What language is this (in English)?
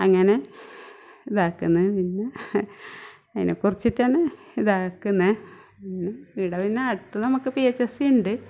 Malayalam